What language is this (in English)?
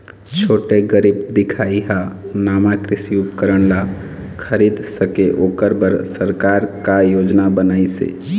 Chhattisgarhi